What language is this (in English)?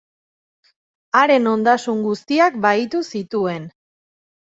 Basque